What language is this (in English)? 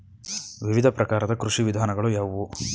Kannada